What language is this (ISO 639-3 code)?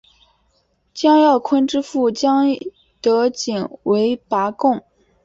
zho